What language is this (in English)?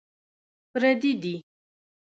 Pashto